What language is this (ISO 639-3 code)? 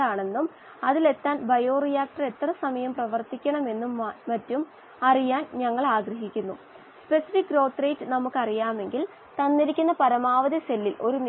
mal